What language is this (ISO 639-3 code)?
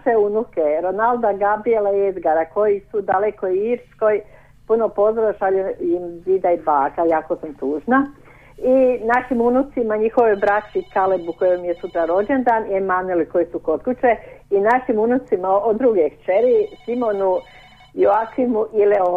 hrv